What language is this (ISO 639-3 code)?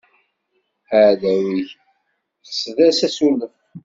kab